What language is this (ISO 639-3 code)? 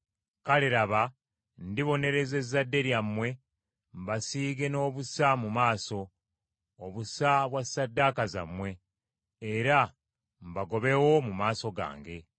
lug